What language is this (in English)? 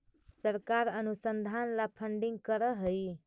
Magahi